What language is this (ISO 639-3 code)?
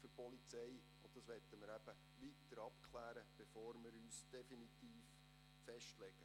gsw